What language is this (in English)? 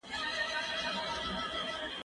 Pashto